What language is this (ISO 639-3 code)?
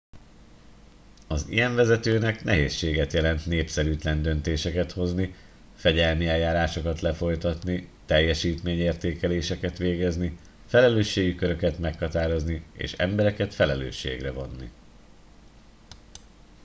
hun